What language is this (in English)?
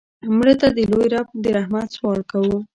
Pashto